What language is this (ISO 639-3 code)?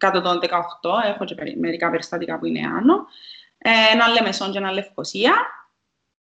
ell